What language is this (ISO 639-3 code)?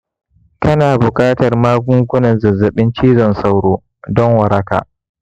hau